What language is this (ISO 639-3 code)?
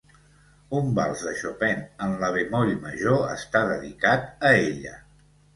cat